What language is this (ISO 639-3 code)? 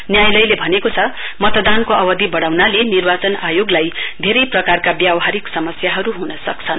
nep